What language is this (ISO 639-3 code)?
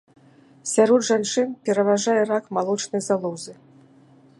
bel